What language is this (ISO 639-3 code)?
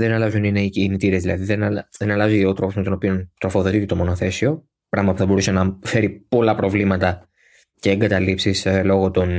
ell